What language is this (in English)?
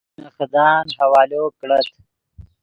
Yidgha